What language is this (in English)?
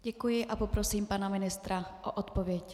Czech